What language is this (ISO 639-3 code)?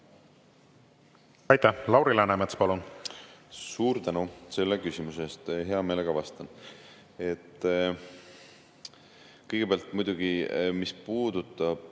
est